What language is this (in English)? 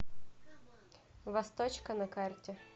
Russian